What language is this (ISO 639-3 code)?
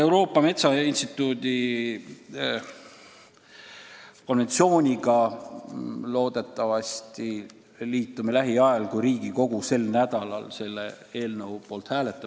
est